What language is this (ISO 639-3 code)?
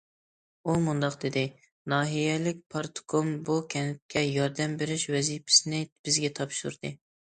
uig